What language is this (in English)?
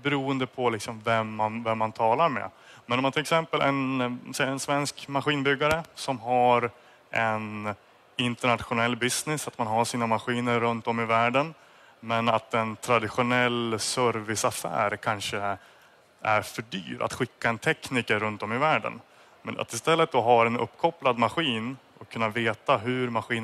Swedish